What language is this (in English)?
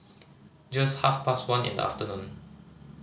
English